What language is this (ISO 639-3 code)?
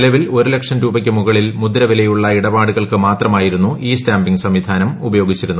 mal